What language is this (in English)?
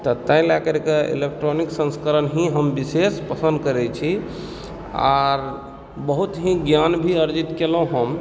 Maithili